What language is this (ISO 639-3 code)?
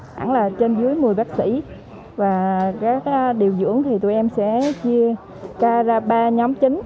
vie